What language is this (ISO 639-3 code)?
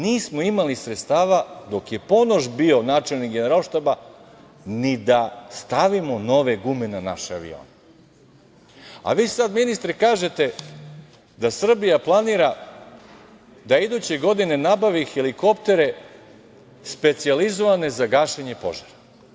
srp